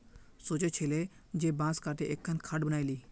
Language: Magahi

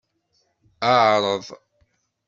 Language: Kabyle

